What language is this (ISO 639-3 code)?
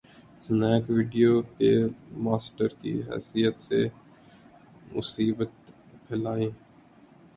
urd